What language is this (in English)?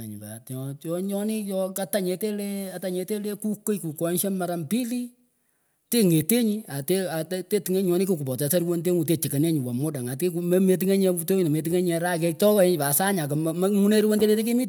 Pökoot